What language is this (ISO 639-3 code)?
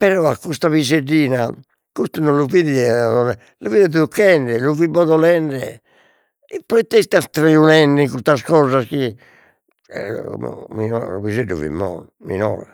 srd